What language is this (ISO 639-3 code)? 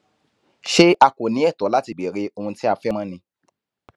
yor